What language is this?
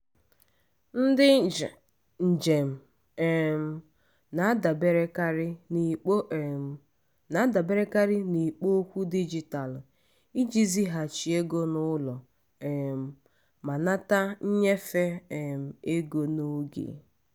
Igbo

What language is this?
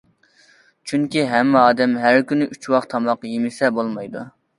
Uyghur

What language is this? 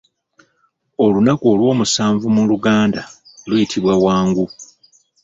Ganda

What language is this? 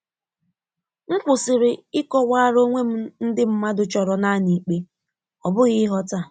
Igbo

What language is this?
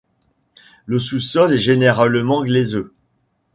French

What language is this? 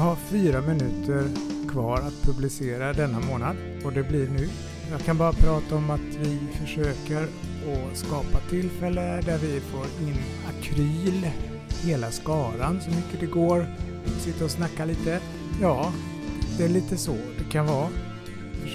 Swedish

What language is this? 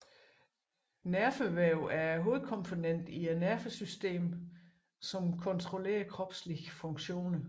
Danish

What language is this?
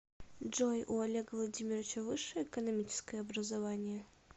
Russian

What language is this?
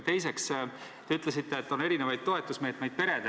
Estonian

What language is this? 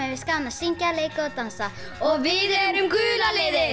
Icelandic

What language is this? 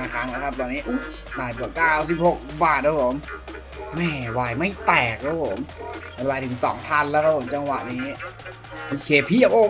Thai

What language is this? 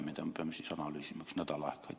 Estonian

